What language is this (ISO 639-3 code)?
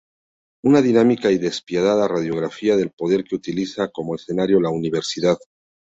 spa